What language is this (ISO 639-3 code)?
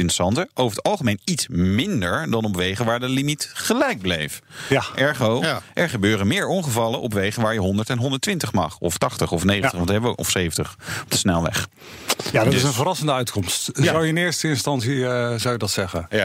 nld